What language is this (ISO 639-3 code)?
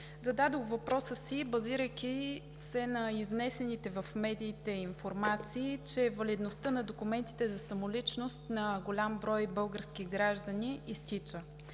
bul